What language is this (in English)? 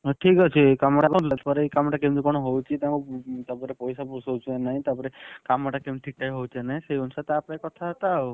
Odia